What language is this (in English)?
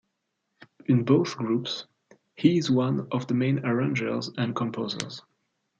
English